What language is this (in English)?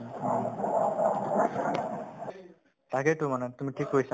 Assamese